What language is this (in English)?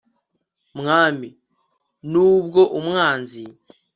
Kinyarwanda